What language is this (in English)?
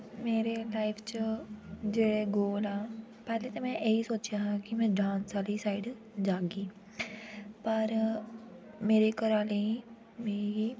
Dogri